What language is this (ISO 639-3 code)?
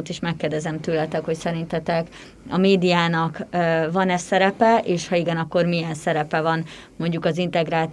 hun